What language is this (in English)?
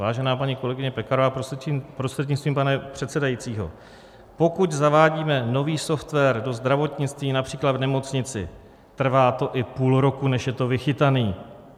Czech